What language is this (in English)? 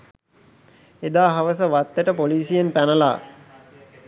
Sinhala